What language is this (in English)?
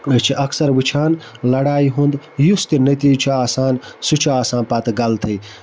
Kashmiri